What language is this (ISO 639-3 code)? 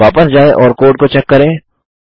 hin